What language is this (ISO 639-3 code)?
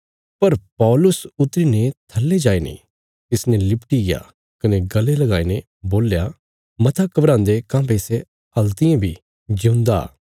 kfs